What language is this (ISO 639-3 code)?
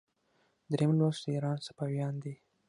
pus